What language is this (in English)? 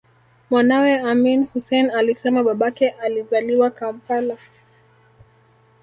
Swahili